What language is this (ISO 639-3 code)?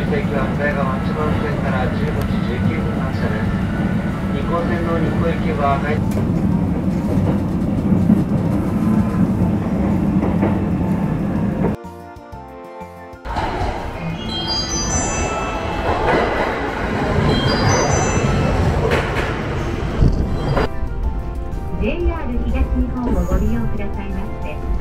jpn